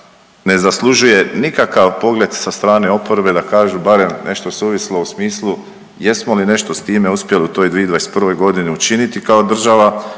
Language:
Croatian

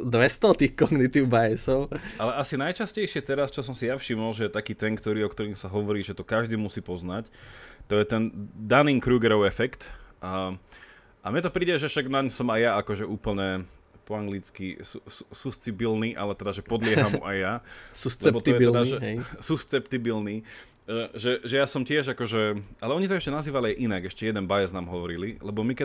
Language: Slovak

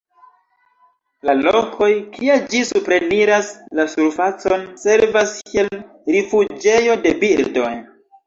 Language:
Esperanto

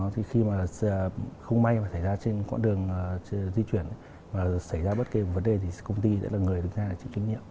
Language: Vietnamese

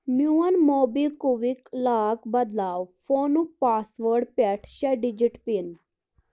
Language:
Kashmiri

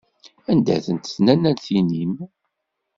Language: Kabyle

